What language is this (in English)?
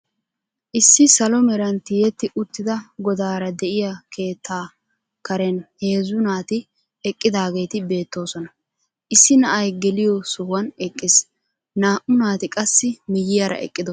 Wolaytta